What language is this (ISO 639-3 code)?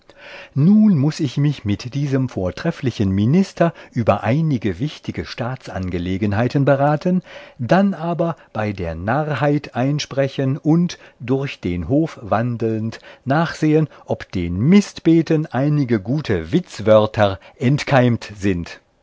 deu